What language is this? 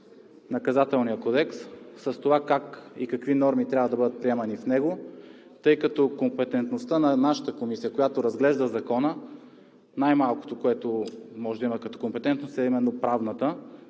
Bulgarian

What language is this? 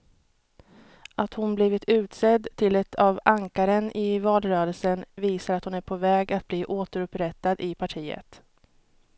Swedish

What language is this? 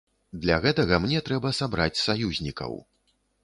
Belarusian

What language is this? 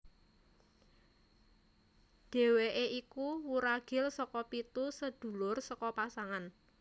Javanese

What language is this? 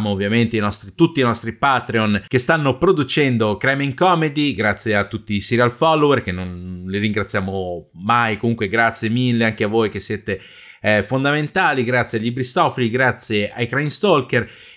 Italian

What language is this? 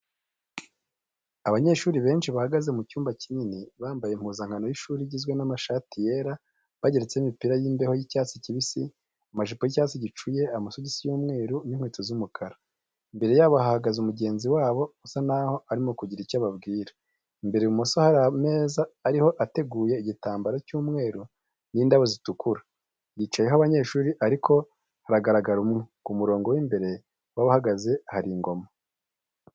Kinyarwanda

